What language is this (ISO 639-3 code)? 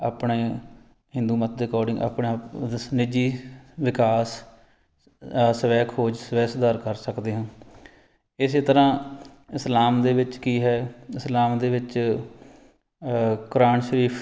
pan